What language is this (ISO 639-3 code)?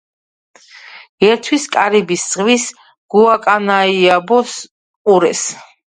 kat